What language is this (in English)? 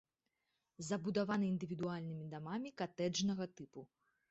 Belarusian